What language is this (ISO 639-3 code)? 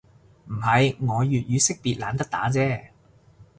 yue